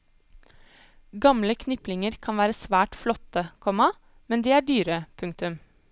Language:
Norwegian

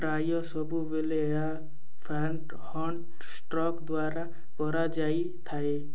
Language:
Odia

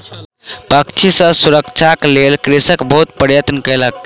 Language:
Maithili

